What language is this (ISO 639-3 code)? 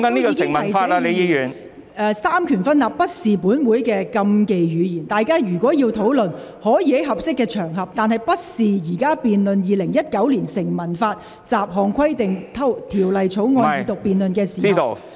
yue